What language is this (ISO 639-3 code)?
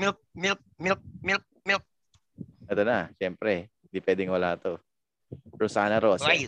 fil